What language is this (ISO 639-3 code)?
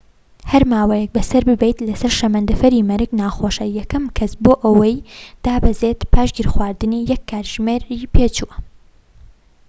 ckb